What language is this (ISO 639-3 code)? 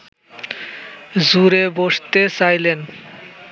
ben